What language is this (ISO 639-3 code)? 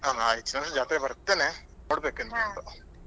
kan